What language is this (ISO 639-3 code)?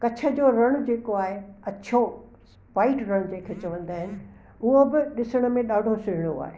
snd